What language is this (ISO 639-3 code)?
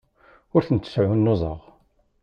kab